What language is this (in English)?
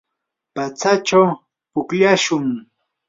Yanahuanca Pasco Quechua